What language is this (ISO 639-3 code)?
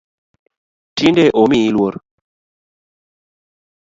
luo